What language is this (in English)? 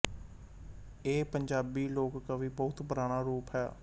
Punjabi